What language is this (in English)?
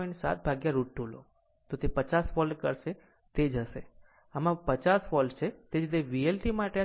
Gujarati